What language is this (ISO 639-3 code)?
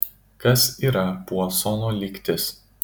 lit